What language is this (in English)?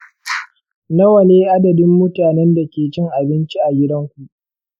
Hausa